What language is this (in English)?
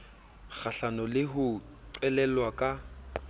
Southern Sotho